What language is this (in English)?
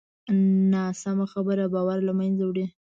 Pashto